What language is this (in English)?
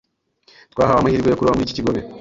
Kinyarwanda